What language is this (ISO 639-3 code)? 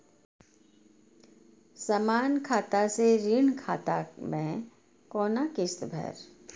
mai